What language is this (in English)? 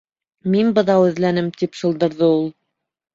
Bashkir